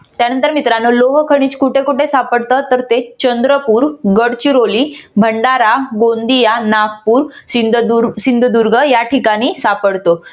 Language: Marathi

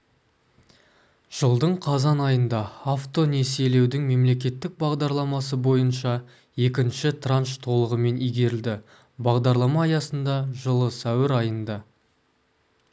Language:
Kazakh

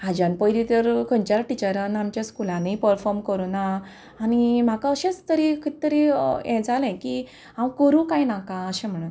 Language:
Konkani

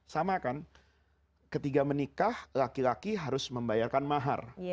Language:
Indonesian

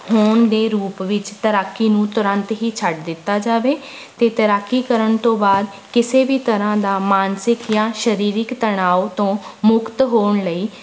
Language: Punjabi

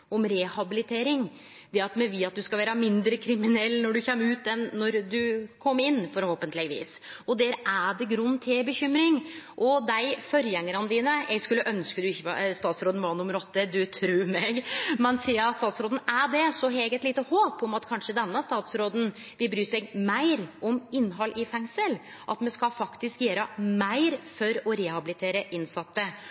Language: Norwegian Nynorsk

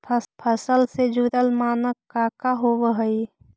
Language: Magahi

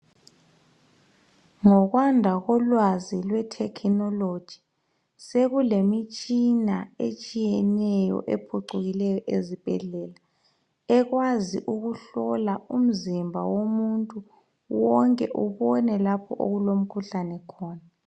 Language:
North Ndebele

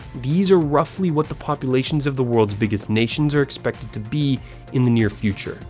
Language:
English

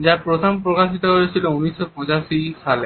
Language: Bangla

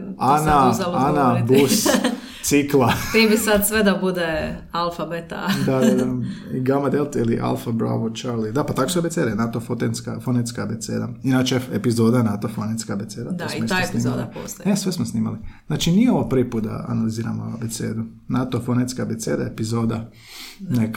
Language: Croatian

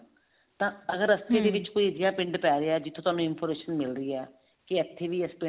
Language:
Punjabi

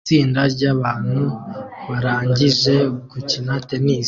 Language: Kinyarwanda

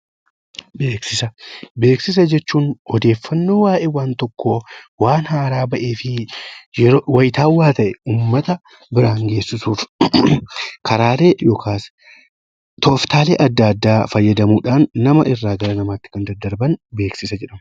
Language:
Oromo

